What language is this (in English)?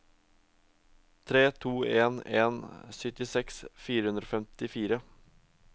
Norwegian